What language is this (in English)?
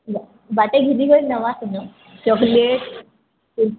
Odia